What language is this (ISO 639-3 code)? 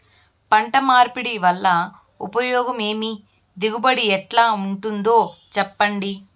tel